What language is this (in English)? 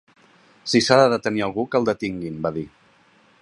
Catalan